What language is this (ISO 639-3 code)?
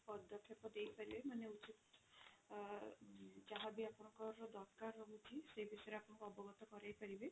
ori